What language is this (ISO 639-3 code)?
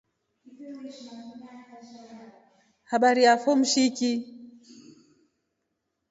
rof